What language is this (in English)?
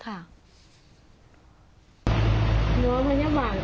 Thai